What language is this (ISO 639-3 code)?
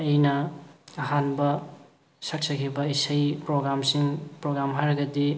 mni